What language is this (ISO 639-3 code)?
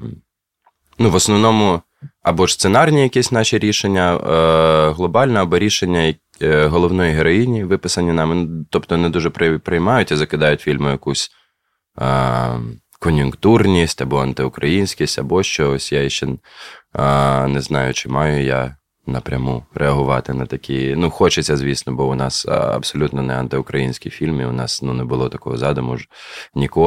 ukr